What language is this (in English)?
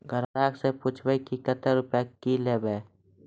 Maithili